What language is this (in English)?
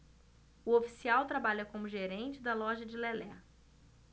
Portuguese